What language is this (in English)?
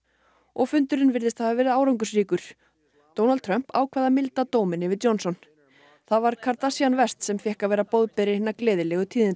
Icelandic